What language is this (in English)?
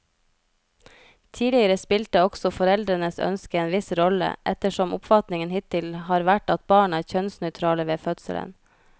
Norwegian